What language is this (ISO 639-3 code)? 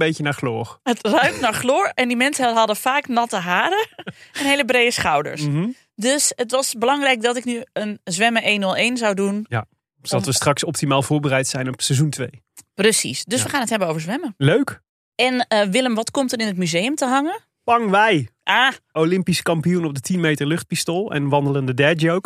nld